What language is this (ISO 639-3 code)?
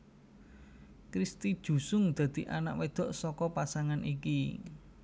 jav